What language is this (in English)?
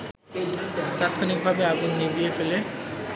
Bangla